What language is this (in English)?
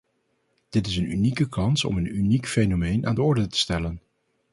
Dutch